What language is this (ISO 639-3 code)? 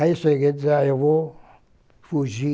por